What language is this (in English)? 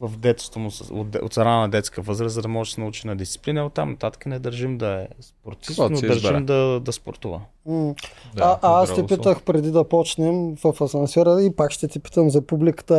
Bulgarian